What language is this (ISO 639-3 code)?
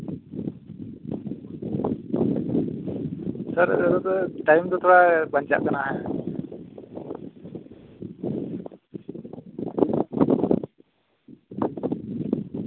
sat